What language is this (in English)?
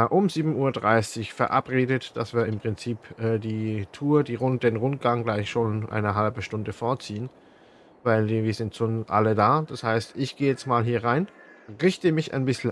German